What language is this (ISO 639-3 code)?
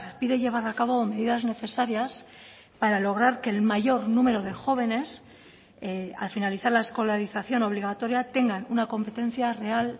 spa